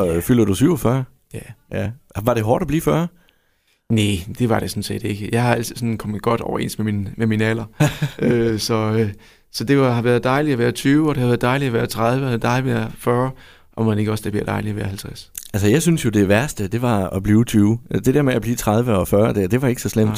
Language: Danish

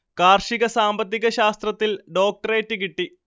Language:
Malayalam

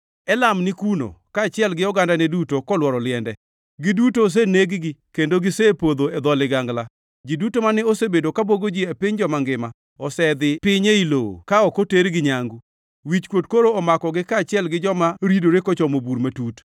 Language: Luo (Kenya and Tanzania)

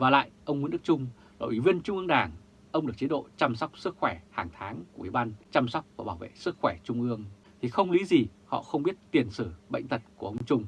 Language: Vietnamese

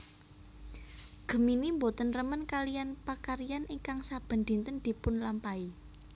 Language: Javanese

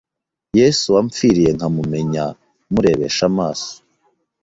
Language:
Kinyarwanda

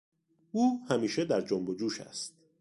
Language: Persian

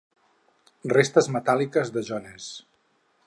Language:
Catalan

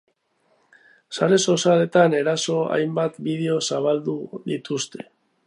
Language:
Basque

